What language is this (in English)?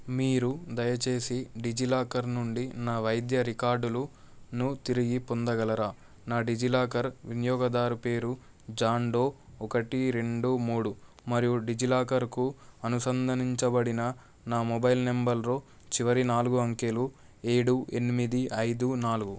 Telugu